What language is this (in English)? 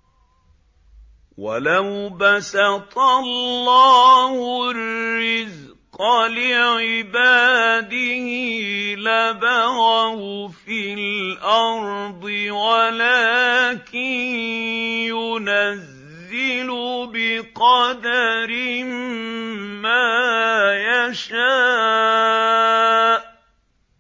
Arabic